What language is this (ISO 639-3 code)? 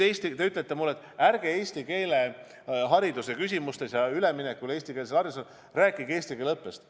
est